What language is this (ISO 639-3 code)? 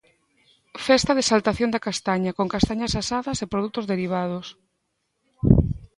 glg